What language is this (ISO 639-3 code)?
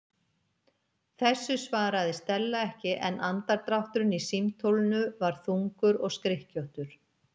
isl